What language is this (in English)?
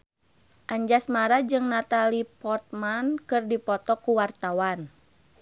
Sundanese